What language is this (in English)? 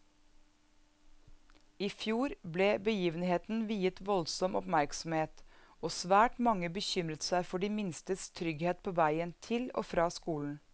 Norwegian